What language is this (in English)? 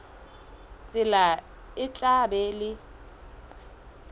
Southern Sotho